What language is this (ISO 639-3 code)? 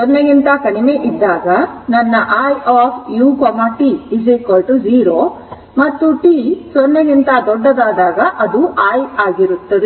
kan